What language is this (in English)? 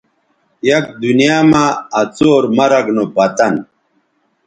Bateri